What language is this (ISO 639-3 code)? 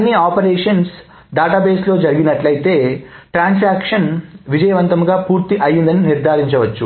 tel